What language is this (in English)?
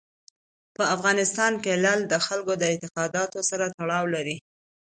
Pashto